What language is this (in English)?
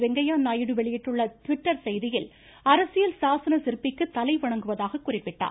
Tamil